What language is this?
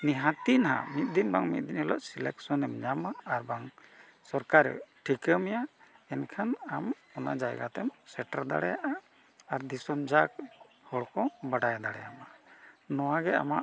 Santali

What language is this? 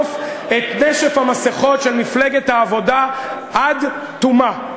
Hebrew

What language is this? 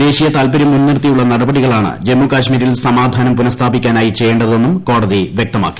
Malayalam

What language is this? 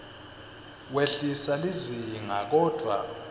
Swati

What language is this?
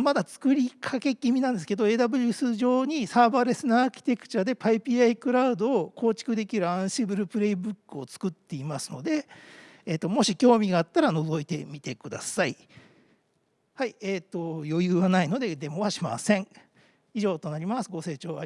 Japanese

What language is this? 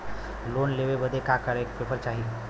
Bhojpuri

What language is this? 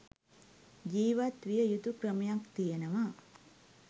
Sinhala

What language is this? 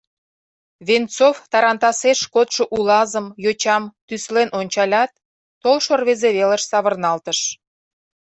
Mari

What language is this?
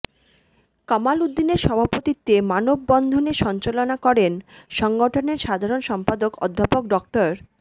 Bangla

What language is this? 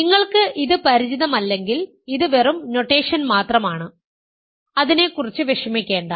Malayalam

